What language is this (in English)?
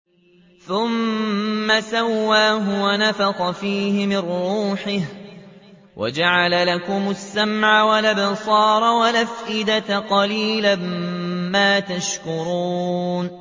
Arabic